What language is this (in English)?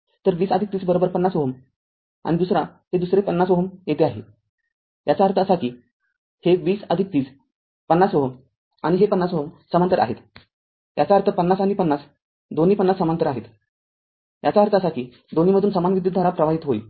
Marathi